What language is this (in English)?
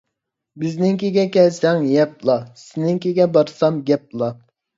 Uyghur